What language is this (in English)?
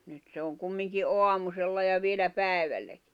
Finnish